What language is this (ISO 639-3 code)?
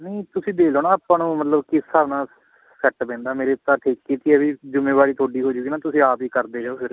pan